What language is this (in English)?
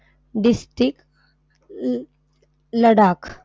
Marathi